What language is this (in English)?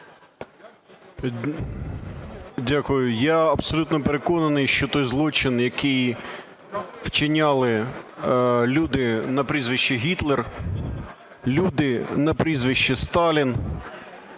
Ukrainian